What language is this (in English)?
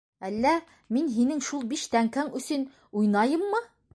Bashkir